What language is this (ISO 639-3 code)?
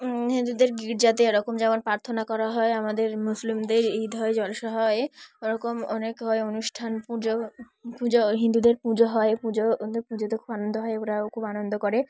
ben